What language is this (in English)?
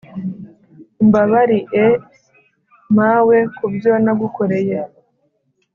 Kinyarwanda